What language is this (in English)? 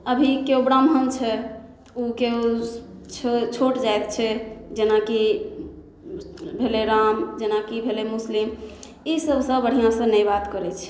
Maithili